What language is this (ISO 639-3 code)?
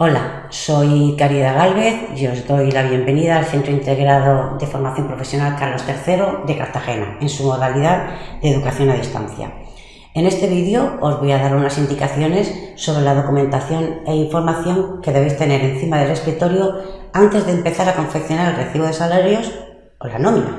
spa